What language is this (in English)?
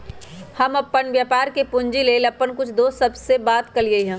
Magahi